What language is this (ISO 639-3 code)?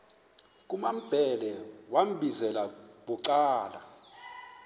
xho